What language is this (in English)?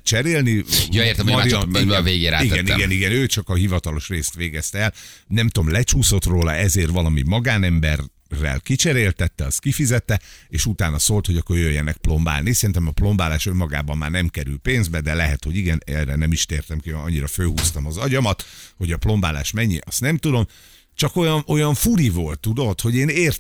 Hungarian